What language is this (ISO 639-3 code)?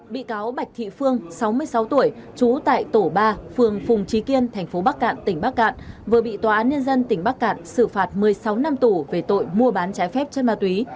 vie